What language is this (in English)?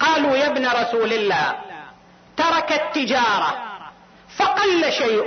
Arabic